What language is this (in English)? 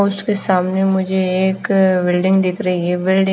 Hindi